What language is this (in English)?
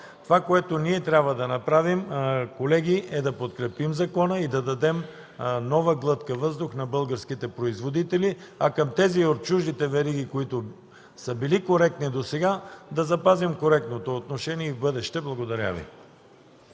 Bulgarian